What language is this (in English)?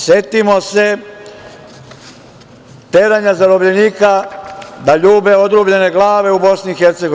Serbian